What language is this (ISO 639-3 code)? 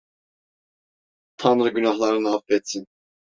tur